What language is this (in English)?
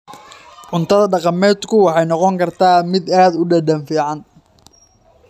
Somali